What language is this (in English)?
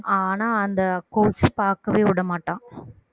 Tamil